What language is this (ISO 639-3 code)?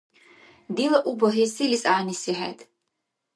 dar